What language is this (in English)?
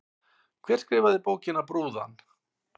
Icelandic